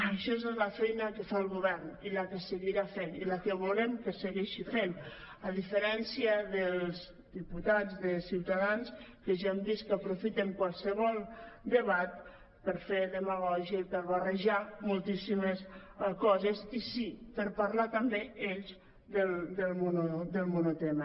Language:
Catalan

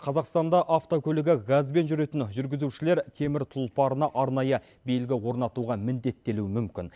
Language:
Kazakh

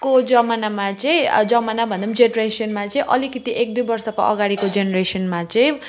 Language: Nepali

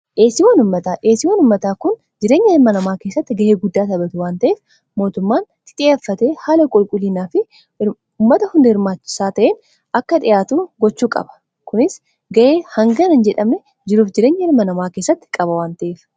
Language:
Oromo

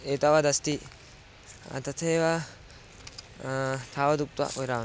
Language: Sanskrit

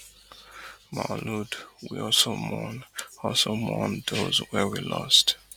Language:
Nigerian Pidgin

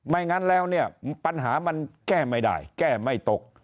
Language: Thai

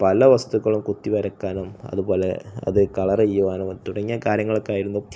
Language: Malayalam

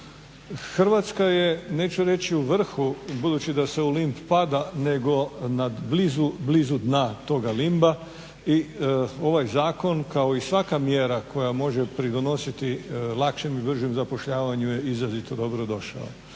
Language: Croatian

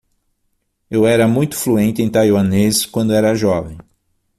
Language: Portuguese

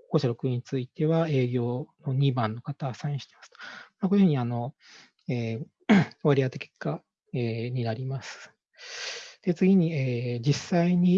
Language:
Japanese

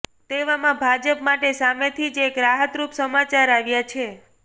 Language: Gujarati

